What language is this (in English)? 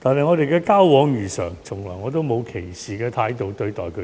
Cantonese